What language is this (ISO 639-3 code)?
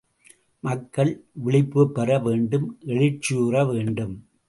tam